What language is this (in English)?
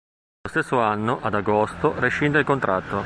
Italian